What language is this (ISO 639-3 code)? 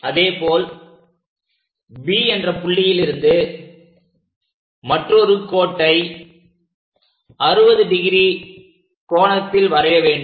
tam